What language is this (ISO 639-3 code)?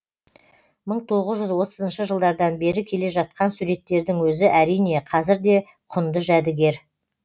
kaz